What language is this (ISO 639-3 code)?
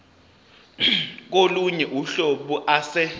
zul